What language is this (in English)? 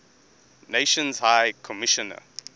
English